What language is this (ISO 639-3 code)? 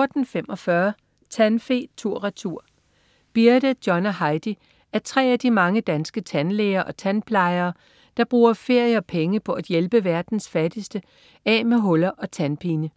dan